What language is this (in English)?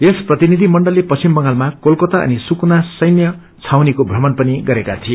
Nepali